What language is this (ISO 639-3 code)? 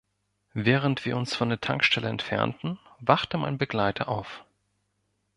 deu